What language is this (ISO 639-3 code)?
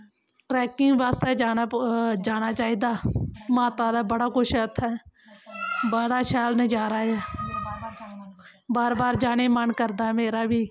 doi